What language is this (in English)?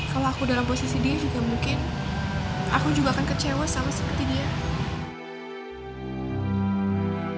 Indonesian